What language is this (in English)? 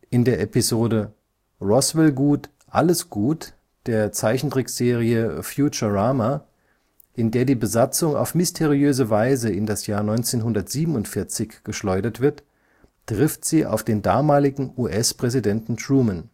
German